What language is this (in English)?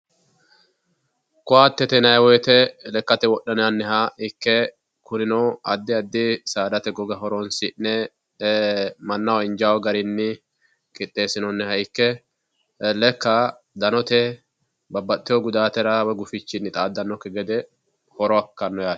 Sidamo